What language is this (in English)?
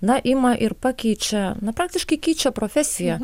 Lithuanian